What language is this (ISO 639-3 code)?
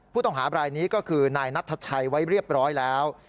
tha